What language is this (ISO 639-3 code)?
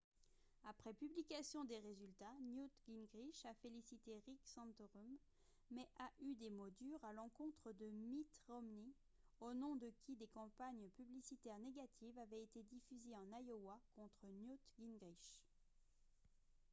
fra